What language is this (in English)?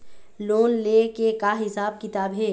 Chhattisgarhi